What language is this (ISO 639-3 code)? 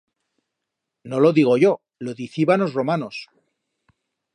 arg